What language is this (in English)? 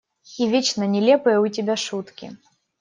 Russian